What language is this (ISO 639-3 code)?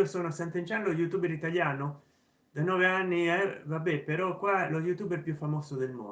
ita